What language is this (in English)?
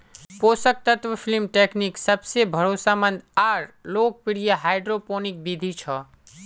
Magahi